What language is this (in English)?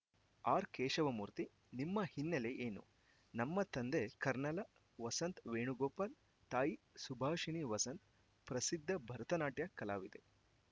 Kannada